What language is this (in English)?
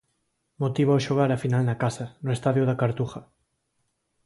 Galician